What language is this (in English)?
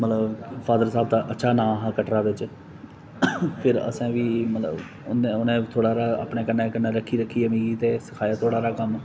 Dogri